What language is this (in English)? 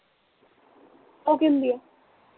Punjabi